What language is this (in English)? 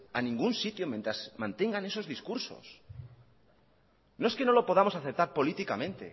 Spanish